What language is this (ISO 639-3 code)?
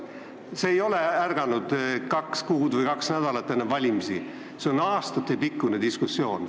est